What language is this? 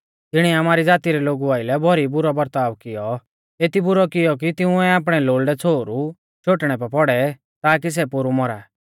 Mahasu Pahari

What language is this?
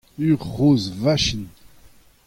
Breton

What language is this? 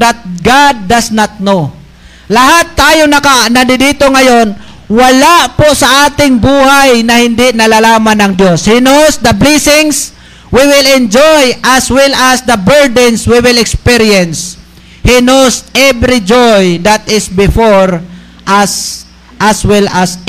Filipino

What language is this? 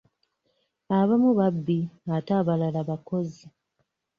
Ganda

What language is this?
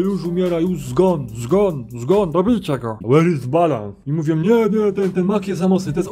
Polish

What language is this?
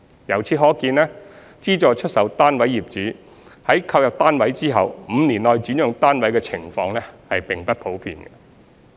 Cantonese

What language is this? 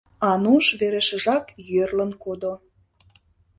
Mari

